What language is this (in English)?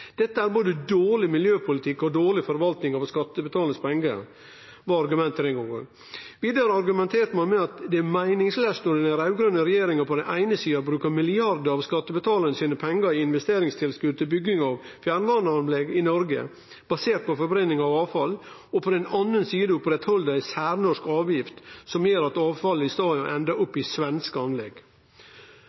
Norwegian Nynorsk